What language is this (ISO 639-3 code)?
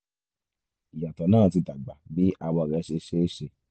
yor